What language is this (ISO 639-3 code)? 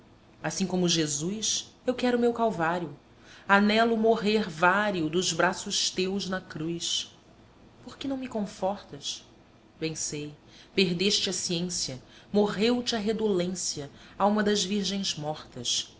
por